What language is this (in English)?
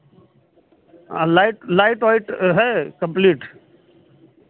Hindi